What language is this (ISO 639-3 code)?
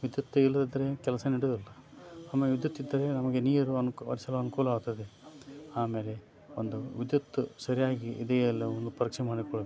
kan